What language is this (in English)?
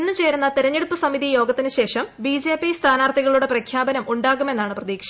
Malayalam